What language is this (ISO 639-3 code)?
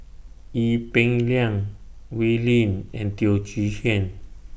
eng